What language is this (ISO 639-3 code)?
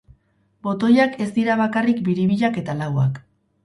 eus